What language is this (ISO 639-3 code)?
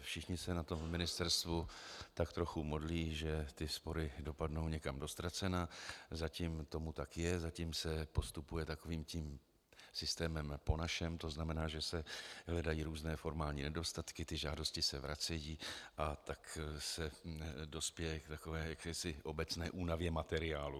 ces